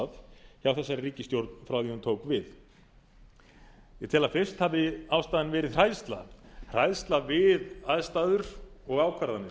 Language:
Icelandic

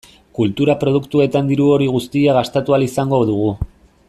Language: Basque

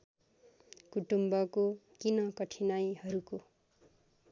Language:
Nepali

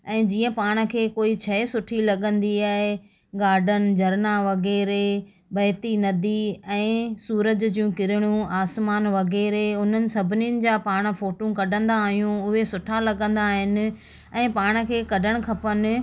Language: Sindhi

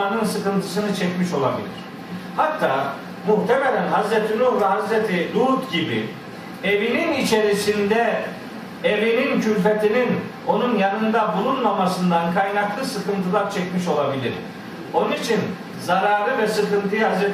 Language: Turkish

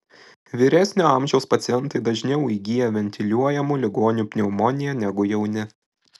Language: Lithuanian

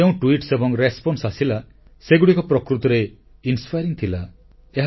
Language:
Odia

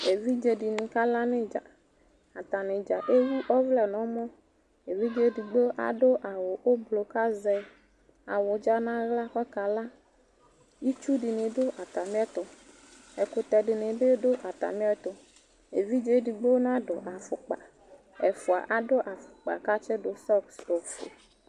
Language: Ikposo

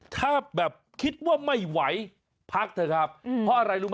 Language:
Thai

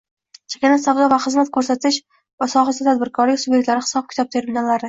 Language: Uzbek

